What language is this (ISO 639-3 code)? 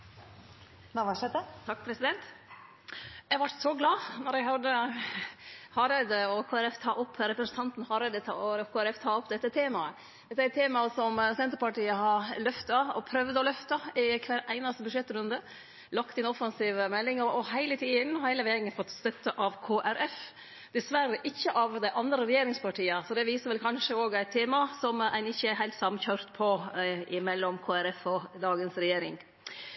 nno